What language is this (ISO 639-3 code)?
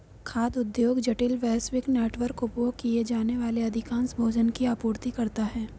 hin